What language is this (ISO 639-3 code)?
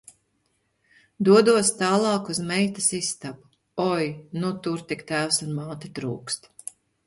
lav